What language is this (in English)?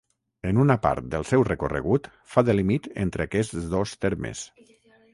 Catalan